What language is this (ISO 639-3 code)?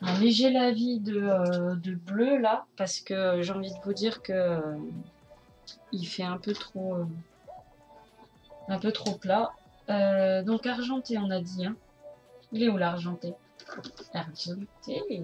fra